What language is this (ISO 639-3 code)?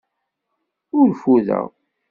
kab